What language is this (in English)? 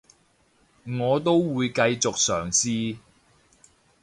Cantonese